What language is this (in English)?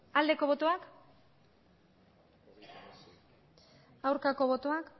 Basque